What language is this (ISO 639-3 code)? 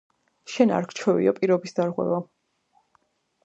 kat